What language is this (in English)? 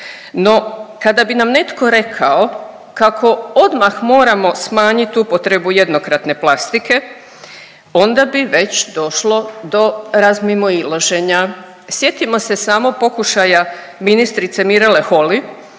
Croatian